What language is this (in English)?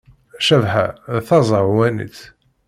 Kabyle